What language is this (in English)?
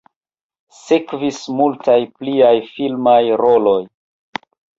Esperanto